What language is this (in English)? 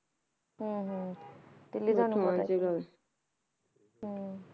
Punjabi